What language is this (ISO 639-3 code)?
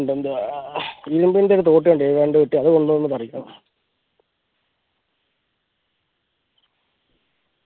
mal